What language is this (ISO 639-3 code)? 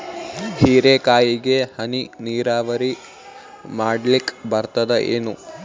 kan